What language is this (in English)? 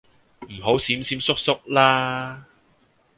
Cantonese